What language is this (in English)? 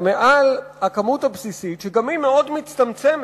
Hebrew